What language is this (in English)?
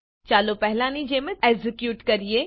Gujarati